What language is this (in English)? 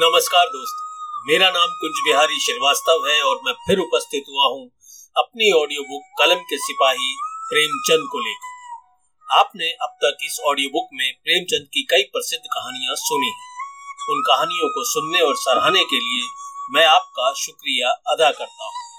Hindi